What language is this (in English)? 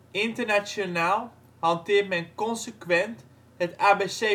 Dutch